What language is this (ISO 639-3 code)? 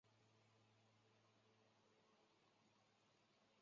zho